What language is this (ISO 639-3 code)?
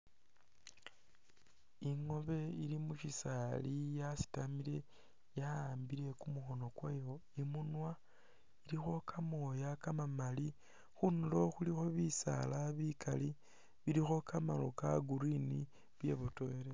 myx